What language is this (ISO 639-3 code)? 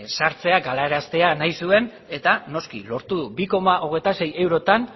eus